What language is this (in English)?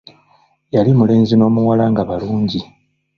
Ganda